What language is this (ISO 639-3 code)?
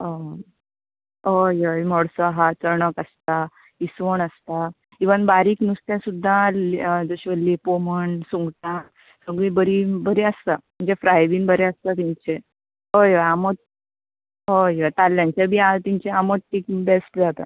kok